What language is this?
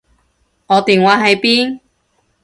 Cantonese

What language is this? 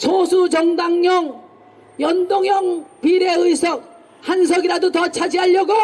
Korean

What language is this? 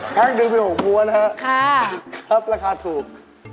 Thai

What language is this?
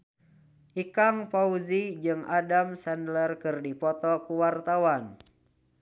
Sundanese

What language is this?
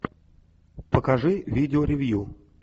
Russian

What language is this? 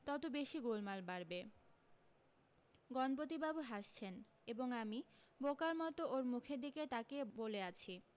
Bangla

